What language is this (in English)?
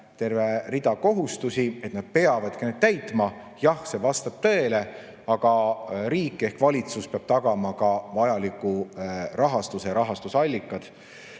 Estonian